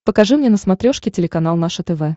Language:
Russian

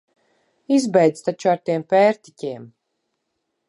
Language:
Latvian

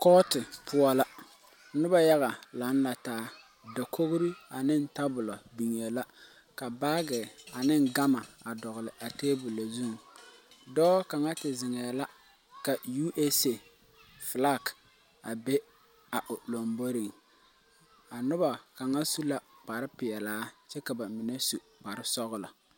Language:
Southern Dagaare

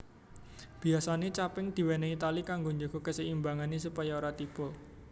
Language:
Javanese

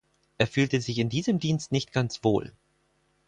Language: German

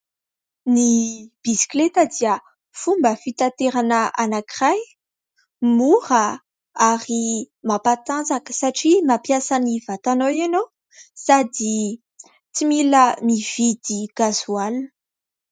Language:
Malagasy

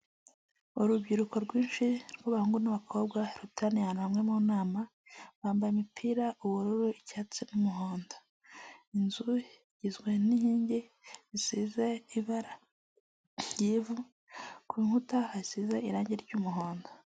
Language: Kinyarwanda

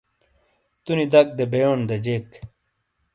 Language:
Shina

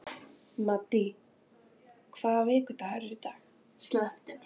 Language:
Icelandic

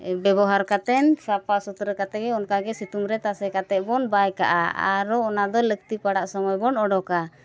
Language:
Santali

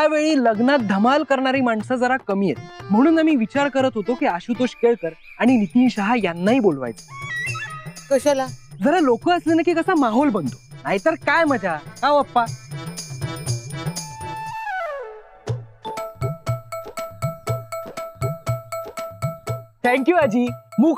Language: Marathi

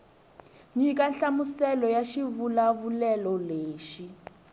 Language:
Tsonga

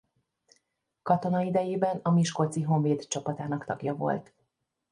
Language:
Hungarian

